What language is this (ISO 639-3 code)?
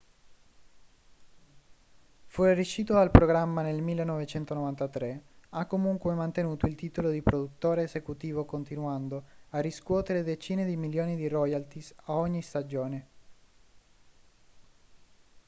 ita